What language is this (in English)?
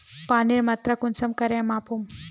Magahi